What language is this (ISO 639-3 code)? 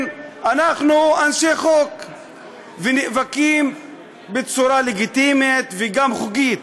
heb